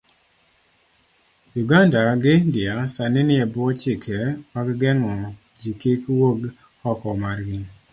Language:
Luo (Kenya and Tanzania)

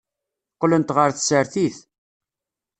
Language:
Kabyle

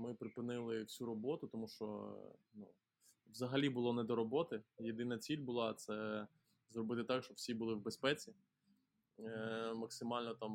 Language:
Ukrainian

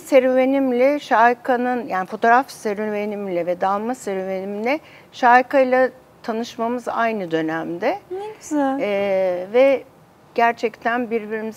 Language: Turkish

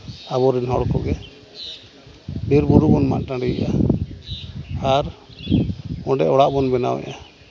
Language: Santali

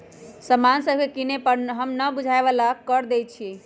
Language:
Magahi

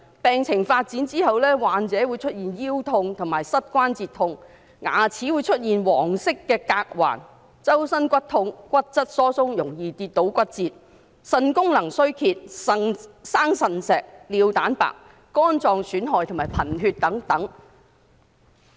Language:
Cantonese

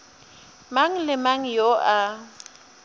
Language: Northern Sotho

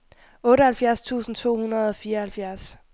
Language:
Danish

